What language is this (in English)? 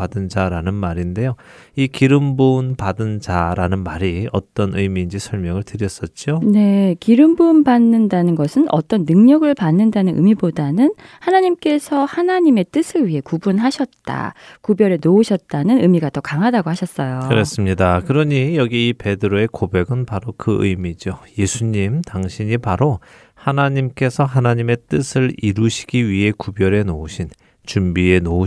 Korean